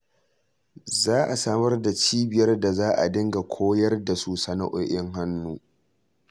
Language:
Hausa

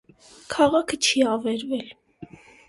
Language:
Armenian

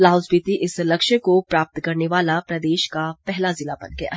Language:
Hindi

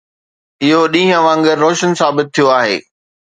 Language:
Sindhi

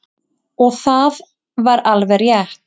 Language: Icelandic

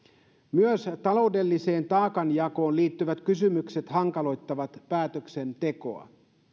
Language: Finnish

